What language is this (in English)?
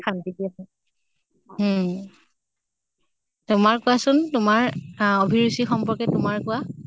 Assamese